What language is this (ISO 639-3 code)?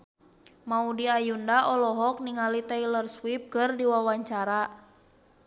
sun